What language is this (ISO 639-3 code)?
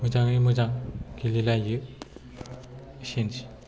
brx